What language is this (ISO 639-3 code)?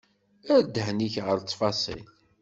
kab